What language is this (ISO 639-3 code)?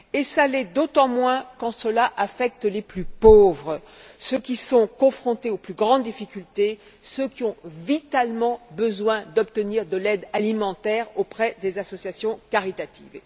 fra